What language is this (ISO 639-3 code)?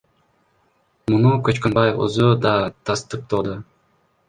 kir